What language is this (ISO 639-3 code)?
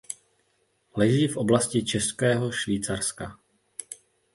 ces